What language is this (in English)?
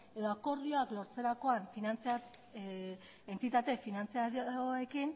Basque